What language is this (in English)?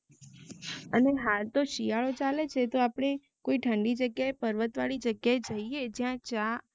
Gujarati